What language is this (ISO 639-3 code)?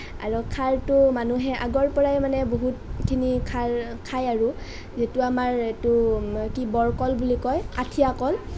asm